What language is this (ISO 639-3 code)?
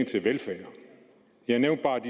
dan